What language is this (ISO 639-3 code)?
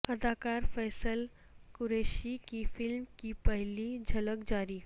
urd